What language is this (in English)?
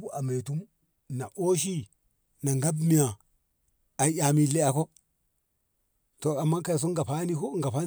Ngamo